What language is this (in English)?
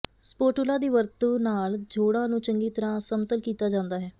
Punjabi